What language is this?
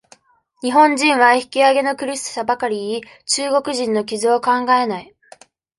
Japanese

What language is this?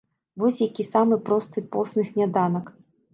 Belarusian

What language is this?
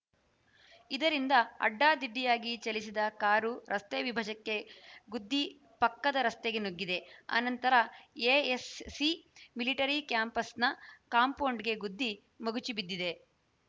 Kannada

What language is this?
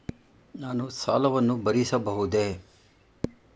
Kannada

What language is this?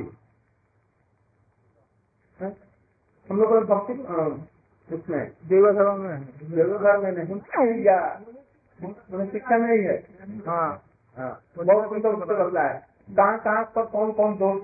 Hindi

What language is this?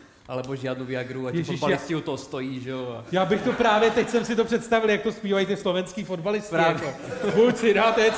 Czech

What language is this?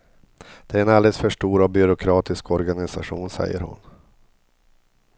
Swedish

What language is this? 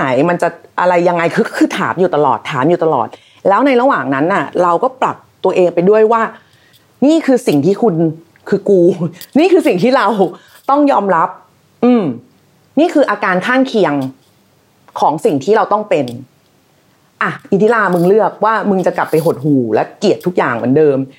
Thai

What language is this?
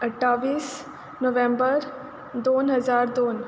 Konkani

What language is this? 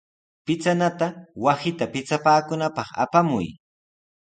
Sihuas Ancash Quechua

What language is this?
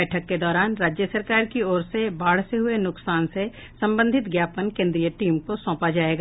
Hindi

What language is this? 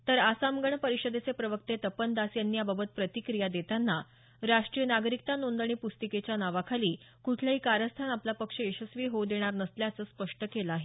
Marathi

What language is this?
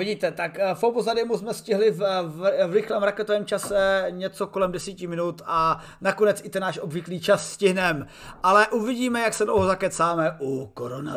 Czech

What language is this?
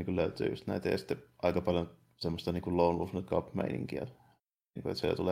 Finnish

